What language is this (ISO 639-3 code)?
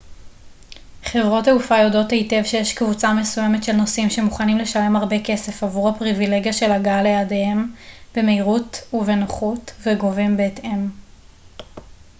heb